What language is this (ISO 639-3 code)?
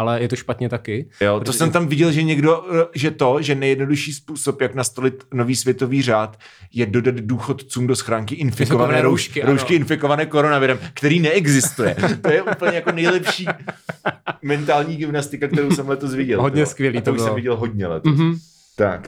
ces